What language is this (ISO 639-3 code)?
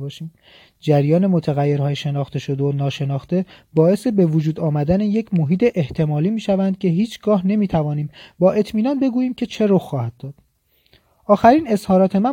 fas